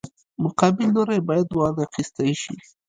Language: Pashto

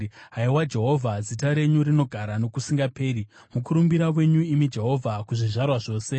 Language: Shona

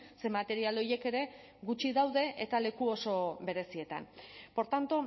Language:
Basque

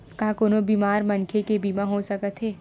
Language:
Chhattisgarhi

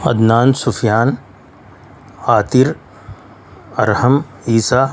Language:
Urdu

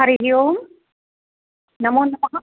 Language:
Sanskrit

